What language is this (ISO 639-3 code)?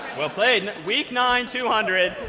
eng